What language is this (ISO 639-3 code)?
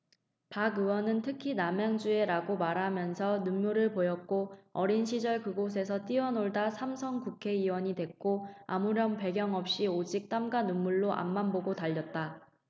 kor